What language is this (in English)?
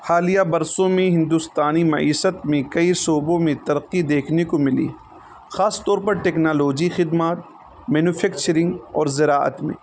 Urdu